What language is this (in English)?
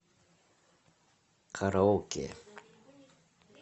Russian